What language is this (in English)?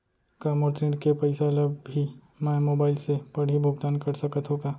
Chhattisgarhi